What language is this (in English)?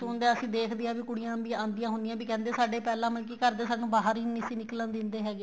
Punjabi